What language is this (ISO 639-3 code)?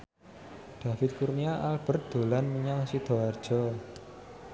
jav